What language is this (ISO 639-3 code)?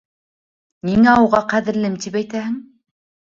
bak